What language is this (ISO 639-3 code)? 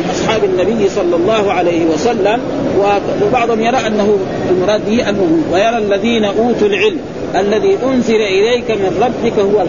ara